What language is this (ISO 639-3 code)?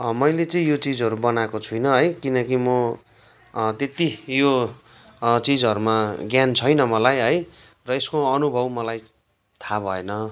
nep